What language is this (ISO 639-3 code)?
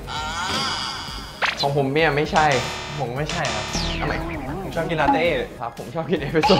tha